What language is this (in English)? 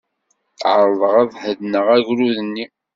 Kabyle